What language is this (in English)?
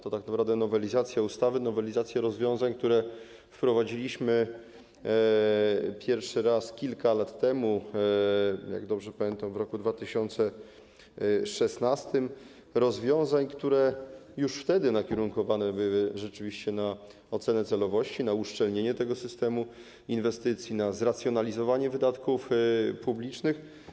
Polish